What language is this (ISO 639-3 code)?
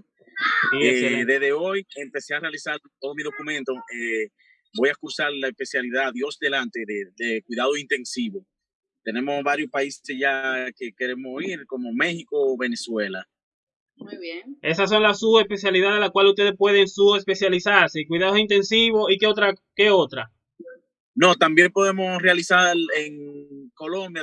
spa